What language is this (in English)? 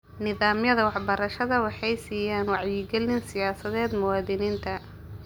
Somali